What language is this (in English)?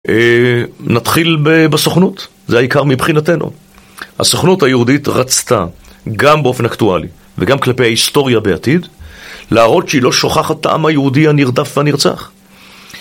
Hebrew